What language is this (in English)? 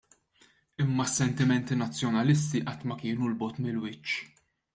Maltese